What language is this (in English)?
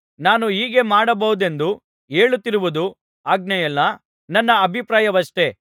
Kannada